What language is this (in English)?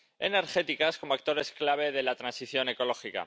Spanish